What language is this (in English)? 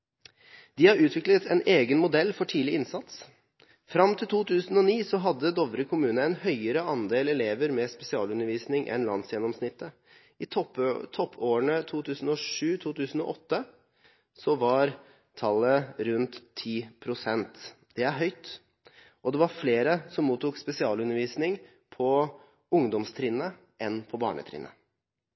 Norwegian Bokmål